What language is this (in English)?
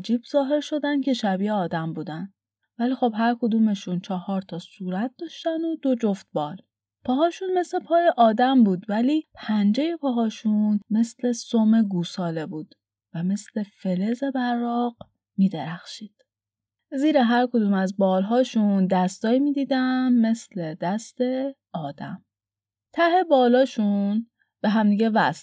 Persian